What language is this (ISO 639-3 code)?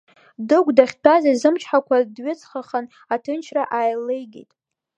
abk